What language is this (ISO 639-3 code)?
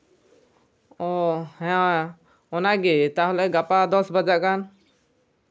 sat